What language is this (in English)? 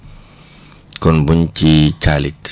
Wolof